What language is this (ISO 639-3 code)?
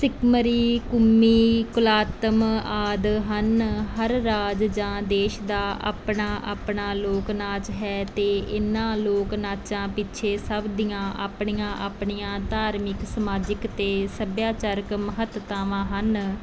pan